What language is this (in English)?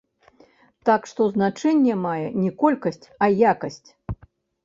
Belarusian